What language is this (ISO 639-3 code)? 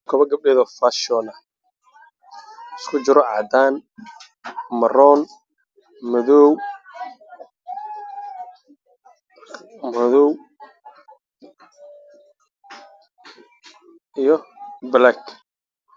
som